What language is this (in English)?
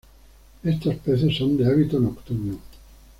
Spanish